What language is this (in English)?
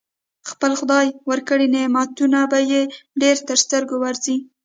Pashto